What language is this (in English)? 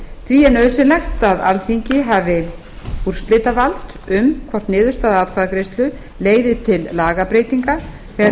Icelandic